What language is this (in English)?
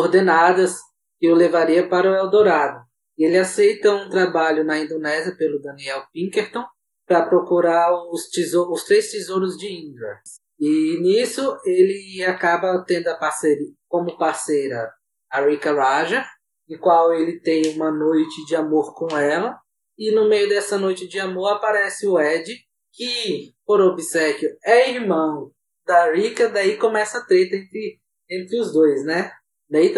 Portuguese